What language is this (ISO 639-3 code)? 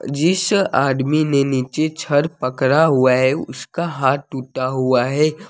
hin